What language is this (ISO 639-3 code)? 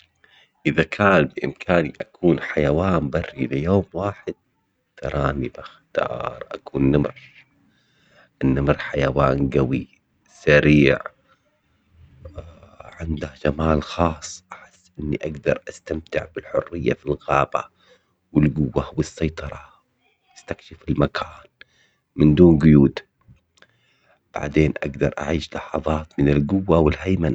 acx